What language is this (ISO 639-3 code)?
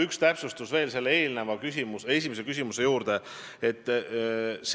est